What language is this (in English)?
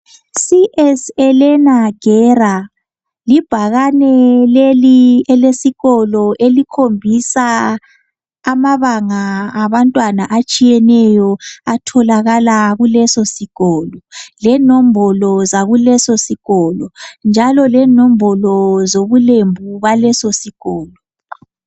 North Ndebele